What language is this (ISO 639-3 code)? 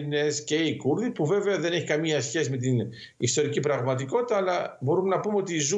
ell